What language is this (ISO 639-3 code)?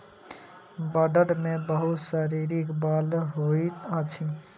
mai